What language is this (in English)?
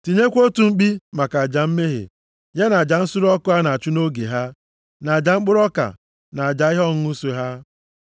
Igbo